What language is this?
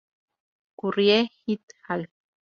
Spanish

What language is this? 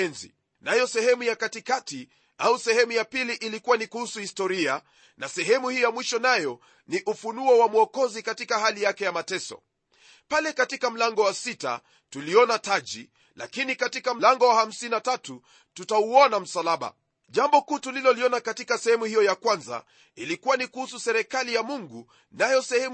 Swahili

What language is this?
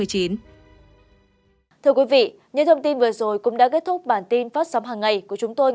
Vietnamese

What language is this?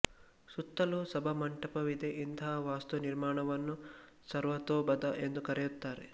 Kannada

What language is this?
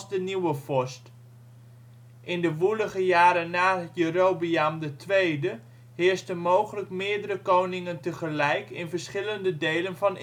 Dutch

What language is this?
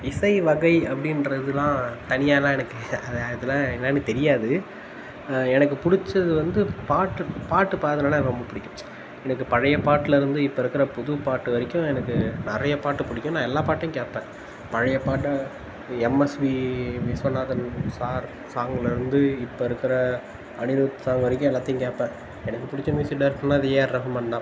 Tamil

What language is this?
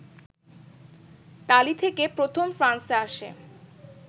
Bangla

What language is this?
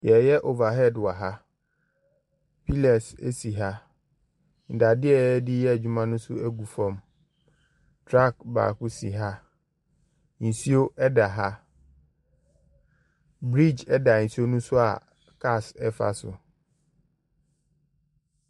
Akan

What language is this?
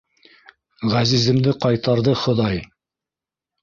Bashkir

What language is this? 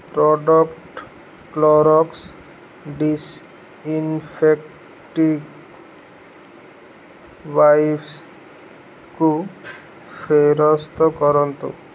Odia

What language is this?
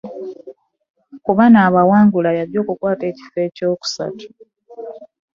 Ganda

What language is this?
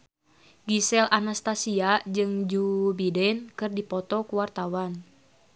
Sundanese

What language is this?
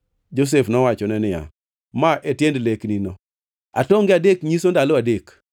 Luo (Kenya and Tanzania)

